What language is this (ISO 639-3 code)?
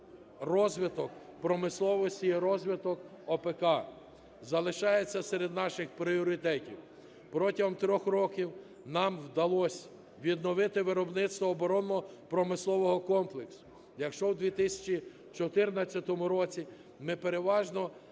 ukr